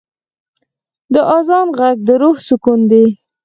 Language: Pashto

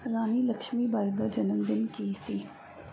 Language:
Punjabi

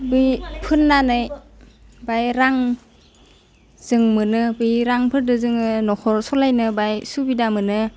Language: Bodo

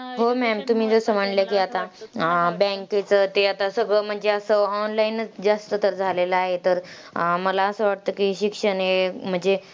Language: Marathi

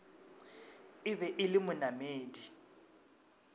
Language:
Northern Sotho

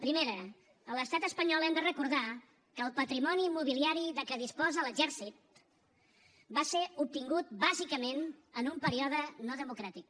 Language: Catalan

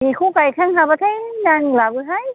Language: Bodo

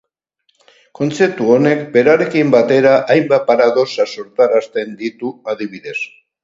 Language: Basque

